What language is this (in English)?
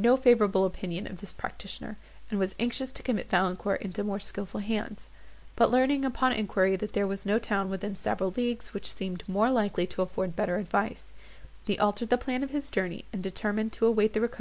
English